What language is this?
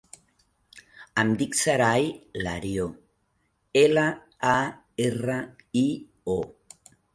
Catalan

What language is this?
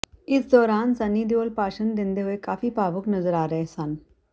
Punjabi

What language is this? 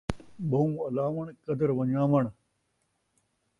Saraiki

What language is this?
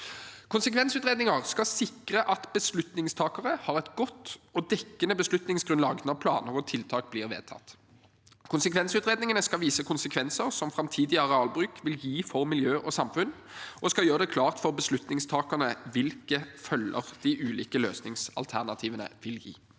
Norwegian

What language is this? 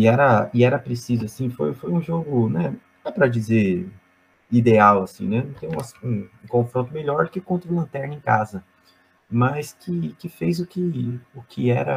Portuguese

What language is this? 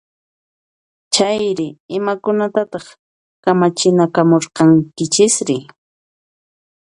Puno Quechua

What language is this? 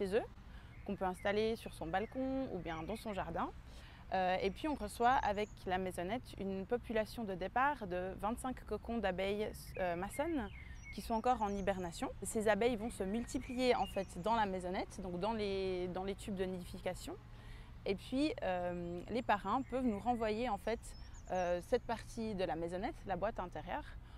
French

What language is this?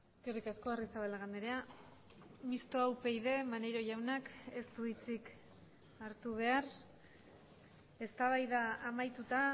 Basque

